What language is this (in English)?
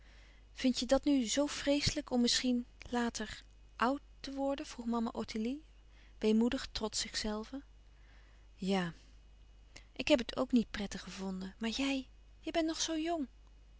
Dutch